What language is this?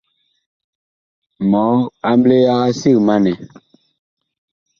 Bakoko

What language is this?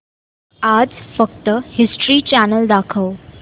Marathi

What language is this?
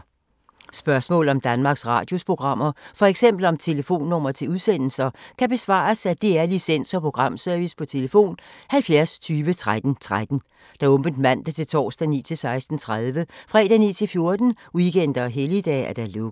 Danish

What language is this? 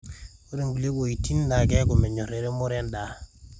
Masai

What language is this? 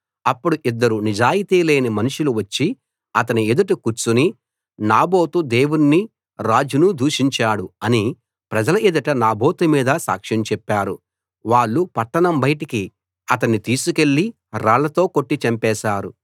Telugu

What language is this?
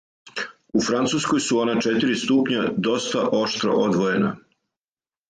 Serbian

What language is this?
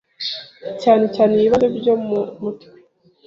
Kinyarwanda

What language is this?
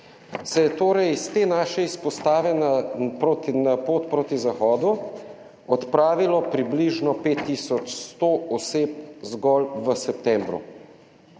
Slovenian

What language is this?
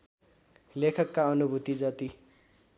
Nepali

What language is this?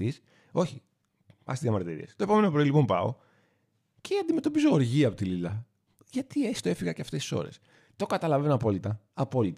Greek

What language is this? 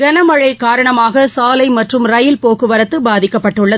Tamil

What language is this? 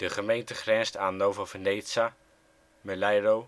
Dutch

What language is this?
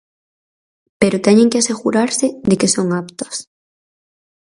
Galician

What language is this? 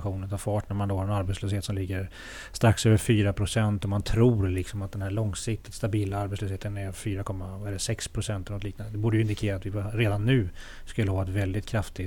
Swedish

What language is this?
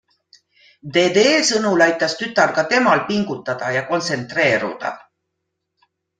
Estonian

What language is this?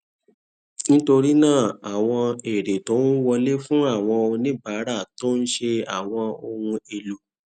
Yoruba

